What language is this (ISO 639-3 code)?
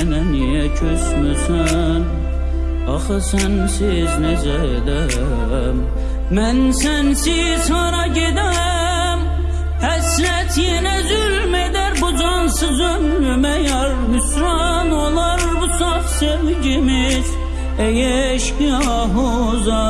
tur